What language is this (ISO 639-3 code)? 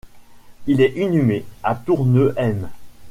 fra